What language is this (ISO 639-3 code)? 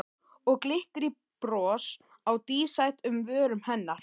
isl